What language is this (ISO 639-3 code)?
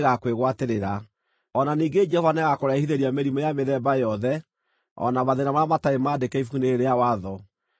kik